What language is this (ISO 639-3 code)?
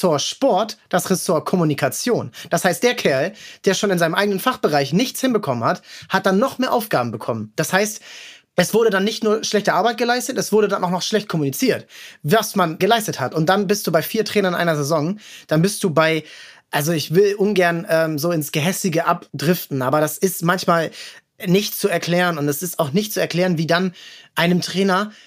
deu